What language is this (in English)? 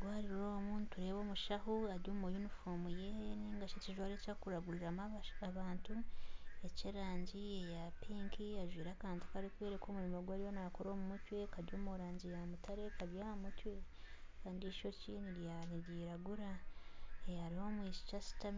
Nyankole